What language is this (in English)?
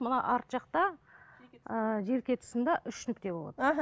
Kazakh